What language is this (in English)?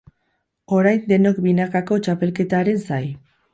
Basque